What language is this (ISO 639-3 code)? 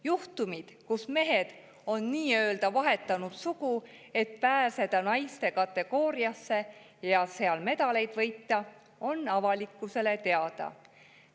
est